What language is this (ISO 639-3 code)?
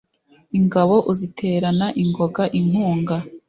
kin